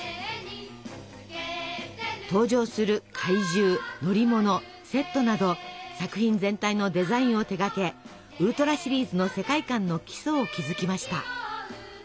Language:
Japanese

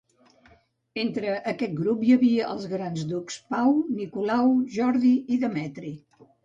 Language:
Catalan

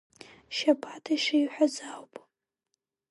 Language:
Abkhazian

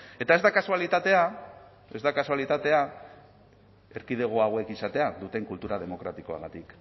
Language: Basque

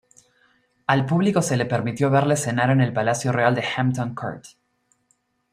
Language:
Spanish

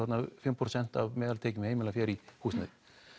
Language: Icelandic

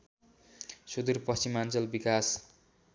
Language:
Nepali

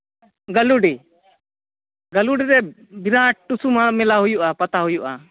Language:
Santali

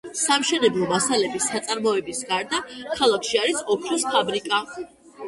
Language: Georgian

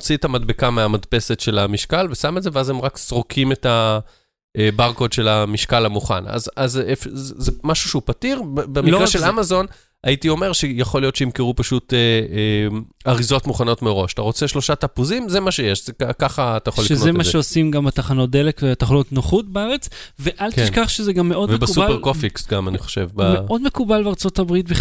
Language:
Hebrew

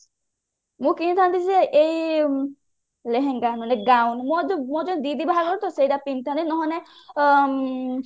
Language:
Odia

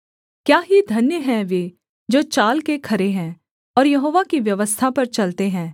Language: Hindi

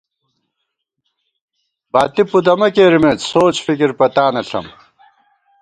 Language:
Gawar-Bati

